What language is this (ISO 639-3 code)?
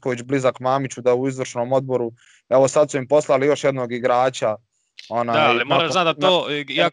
hrv